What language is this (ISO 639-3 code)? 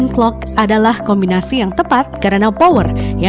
ind